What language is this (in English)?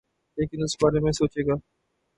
Urdu